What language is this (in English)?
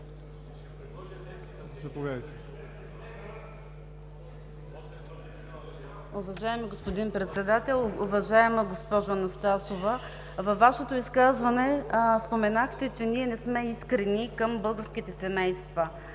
Bulgarian